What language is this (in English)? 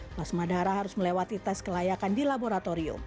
Indonesian